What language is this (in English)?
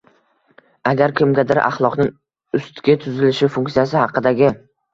Uzbek